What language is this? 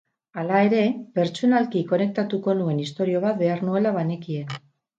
Basque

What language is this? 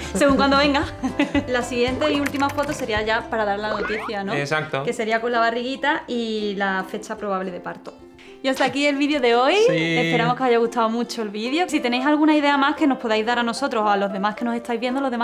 Spanish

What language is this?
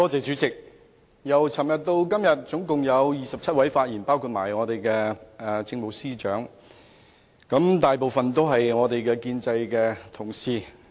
Cantonese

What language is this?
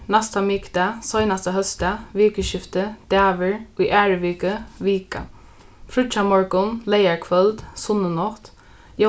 Faroese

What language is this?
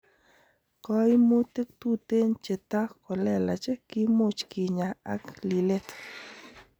Kalenjin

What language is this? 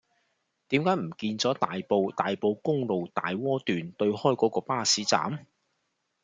Cantonese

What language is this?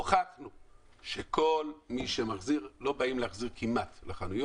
Hebrew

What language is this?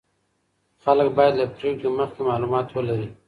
Pashto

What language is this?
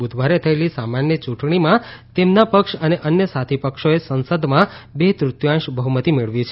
Gujarati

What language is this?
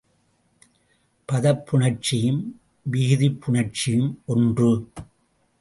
Tamil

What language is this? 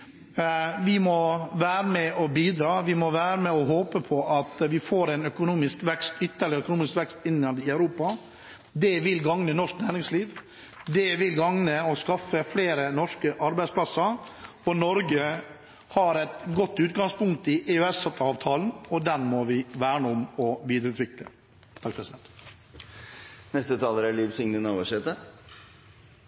Norwegian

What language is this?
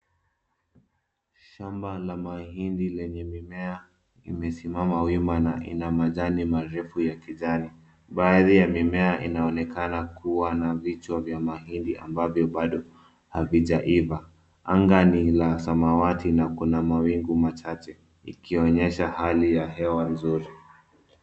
Swahili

